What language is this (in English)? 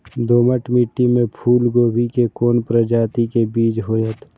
Maithili